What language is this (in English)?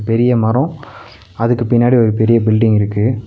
Tamil